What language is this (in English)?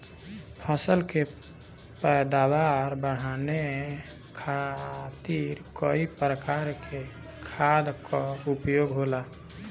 Bhojpuri